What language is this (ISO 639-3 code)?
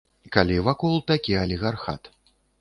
bel